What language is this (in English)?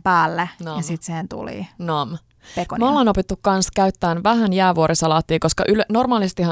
Finnish